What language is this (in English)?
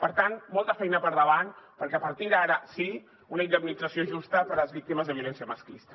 Catalan